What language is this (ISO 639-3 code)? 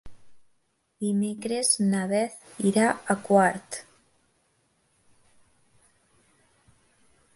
cat